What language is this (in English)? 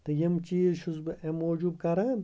Kashmiri